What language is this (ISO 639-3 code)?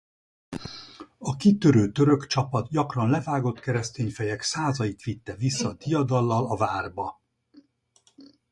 hun